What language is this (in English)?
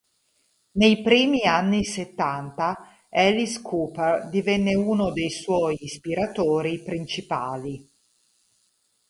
Italian